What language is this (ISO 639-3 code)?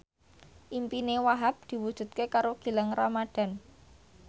jav